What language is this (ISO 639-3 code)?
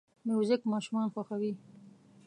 pus